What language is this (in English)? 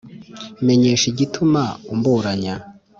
Kinyarwanda